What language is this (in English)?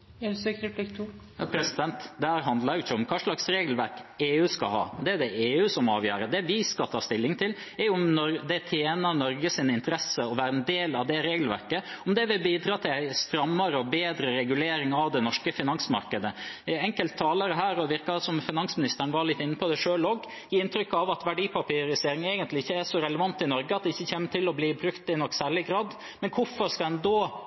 Norwegian Bokmål